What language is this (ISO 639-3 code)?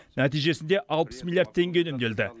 kaz